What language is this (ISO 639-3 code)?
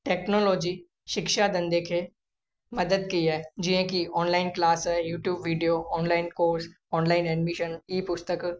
snd